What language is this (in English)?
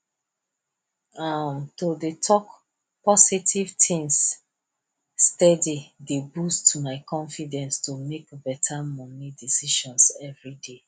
Nigerian Pidgin